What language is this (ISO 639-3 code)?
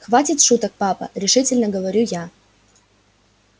rus